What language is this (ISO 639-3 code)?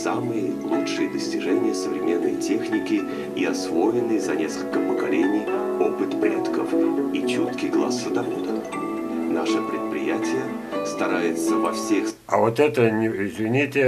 rus